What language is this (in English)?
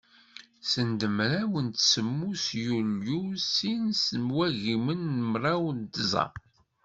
Kabyle